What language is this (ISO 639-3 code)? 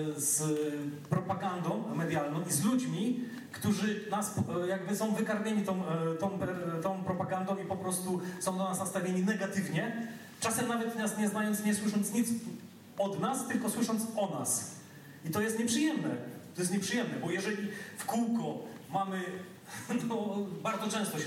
pol